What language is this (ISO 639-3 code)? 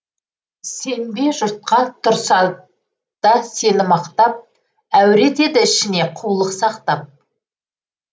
kaz